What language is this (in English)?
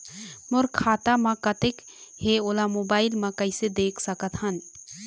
Chhattisgarhi